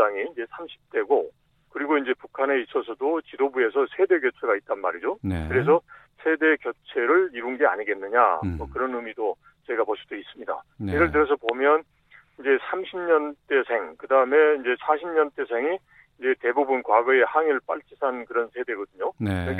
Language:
Korean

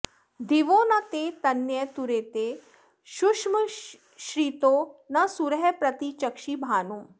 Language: Sanskrit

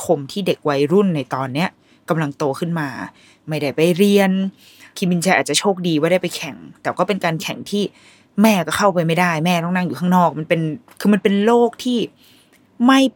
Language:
Thai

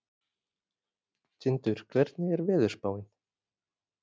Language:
Icelandic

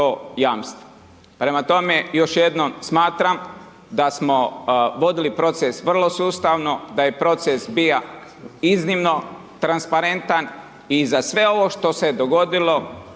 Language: Croatian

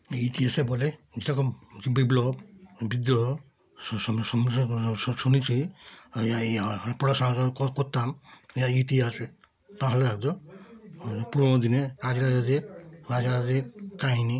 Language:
Bangla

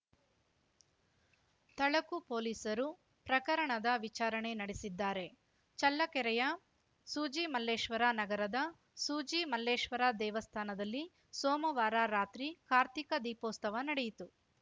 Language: Kannada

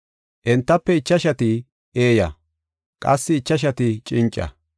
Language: Gofa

